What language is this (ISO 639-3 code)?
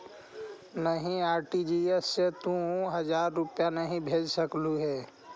mag